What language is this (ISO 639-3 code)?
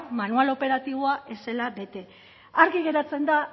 eus